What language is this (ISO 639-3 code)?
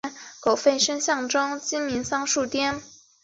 zho